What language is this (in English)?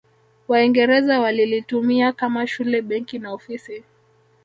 Swahili